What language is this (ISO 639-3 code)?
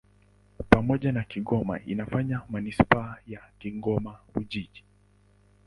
swa